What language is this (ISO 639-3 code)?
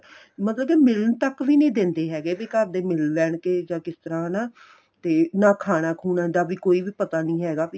pan